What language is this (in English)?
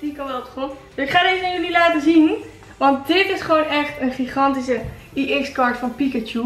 Dutch